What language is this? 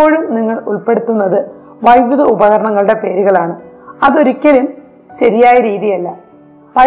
Malayalam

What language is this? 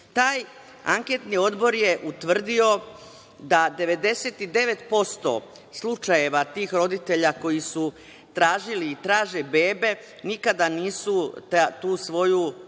Serbian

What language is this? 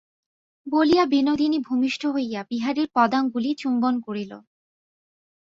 Bangla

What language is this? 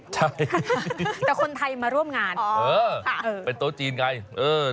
Thai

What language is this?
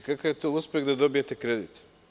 Serbian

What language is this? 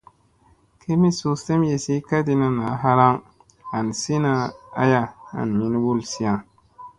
Musey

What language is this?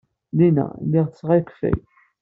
Kabyle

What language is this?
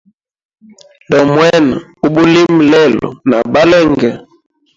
Hemba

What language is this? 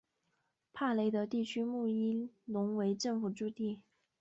Chinese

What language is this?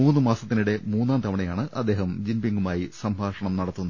Malayalam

